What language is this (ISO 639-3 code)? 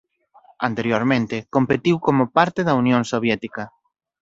glg